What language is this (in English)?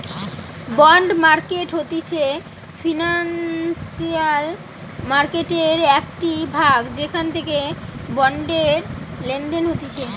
Bangla